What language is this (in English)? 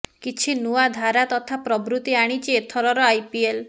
Odia